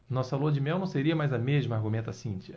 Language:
Portuguese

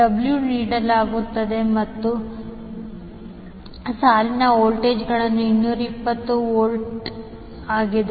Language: Kannada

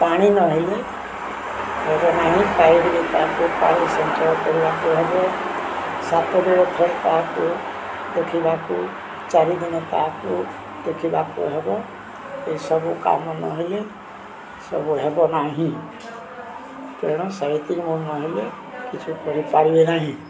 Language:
Odia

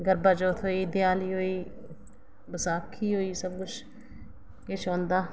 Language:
Dogri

